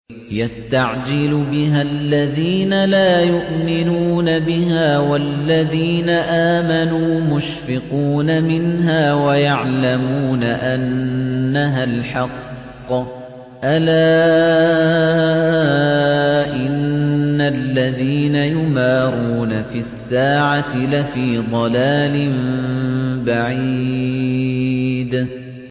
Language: Arabic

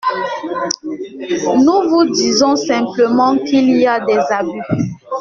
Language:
French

